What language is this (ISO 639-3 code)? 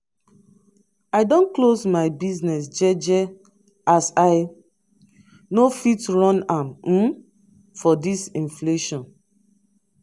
pcm